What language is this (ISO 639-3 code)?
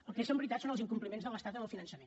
cat